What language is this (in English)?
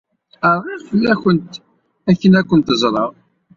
Kabyle